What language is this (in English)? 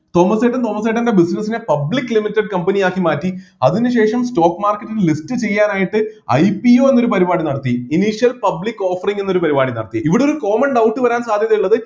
Malayalam